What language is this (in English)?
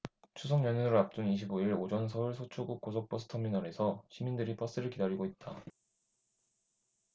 Korean